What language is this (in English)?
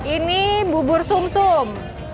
Indonesian